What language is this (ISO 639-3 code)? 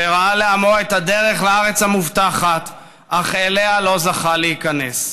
heb